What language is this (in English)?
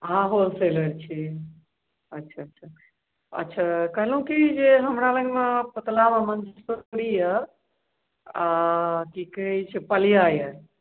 Maithili